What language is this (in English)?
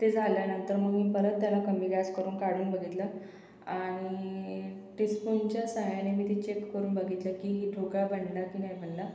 Marathi